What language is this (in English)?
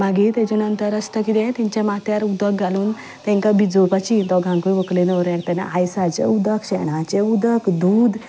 Konkani